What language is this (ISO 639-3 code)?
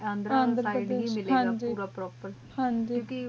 pan